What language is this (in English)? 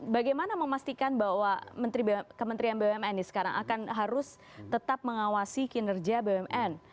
Indonesian